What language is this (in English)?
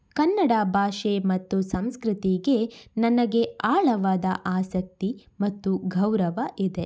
Kannada